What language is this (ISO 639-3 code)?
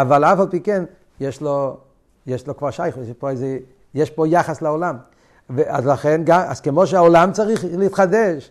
heb